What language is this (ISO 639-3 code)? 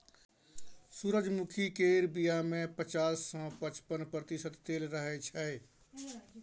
mai